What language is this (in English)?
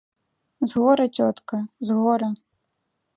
Belarusian